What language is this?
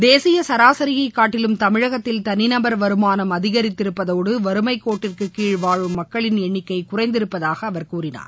Tamil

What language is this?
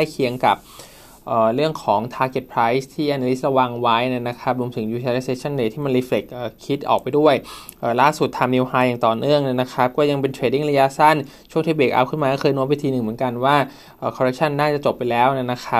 Thai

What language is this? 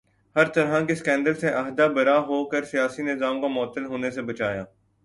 Urdu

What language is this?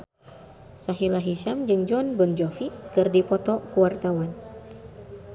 Sundanese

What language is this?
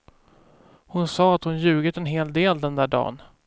Swedish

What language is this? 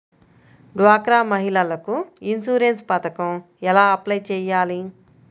Telugu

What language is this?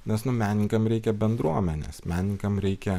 Lithuanian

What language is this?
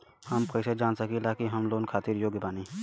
Bhojpuri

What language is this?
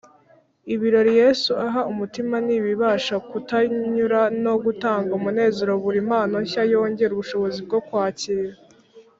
Kinyarwanda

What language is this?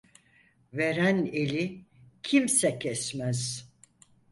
Turkish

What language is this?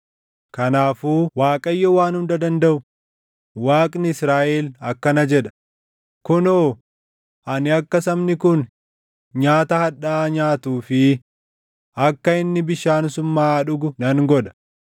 Oromo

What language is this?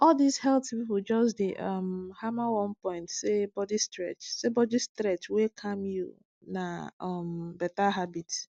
Nigerian Pidgin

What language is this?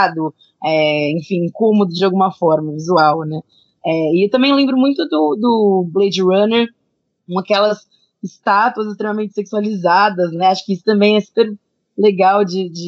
Portuguese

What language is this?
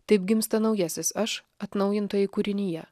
Lithuanian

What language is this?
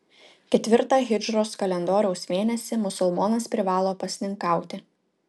Lithuanian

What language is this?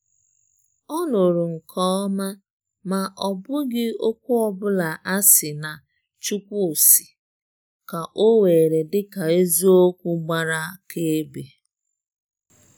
Igbo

